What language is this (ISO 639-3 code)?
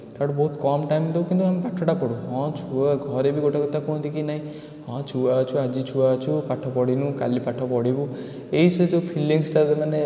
ori